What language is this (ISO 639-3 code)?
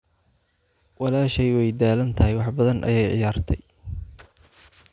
som